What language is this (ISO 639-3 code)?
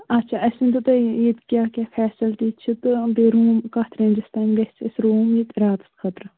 kas